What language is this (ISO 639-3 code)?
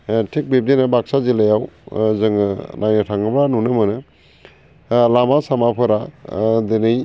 brx